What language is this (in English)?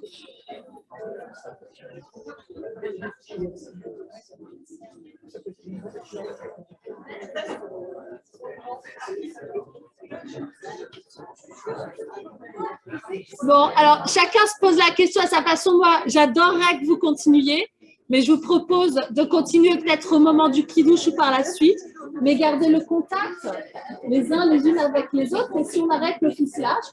French